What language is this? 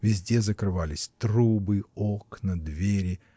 Russian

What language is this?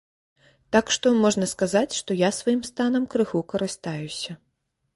Belarusian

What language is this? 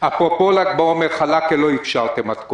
Hebrew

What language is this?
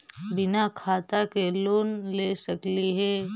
Magahi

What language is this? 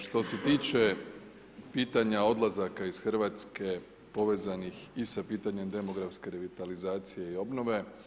Croatian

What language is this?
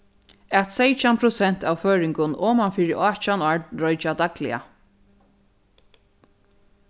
Faroese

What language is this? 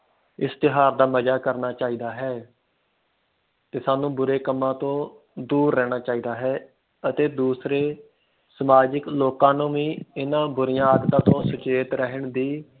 Punjabi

